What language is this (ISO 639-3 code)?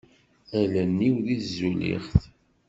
kab